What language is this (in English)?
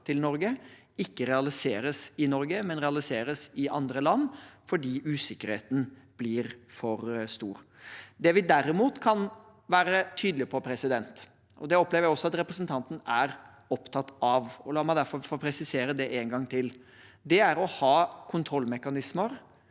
Norwegian